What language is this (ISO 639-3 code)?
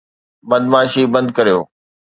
snd